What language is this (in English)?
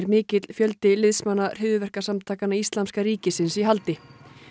Icelandic